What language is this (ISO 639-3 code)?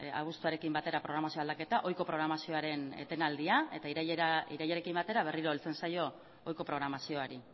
eus